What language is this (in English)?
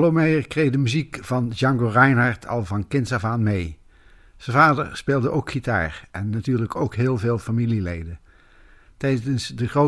Dutch